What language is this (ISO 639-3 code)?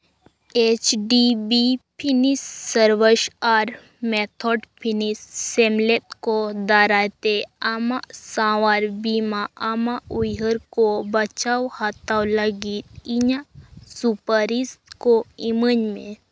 sat